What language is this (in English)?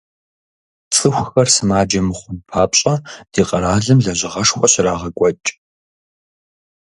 Kabardian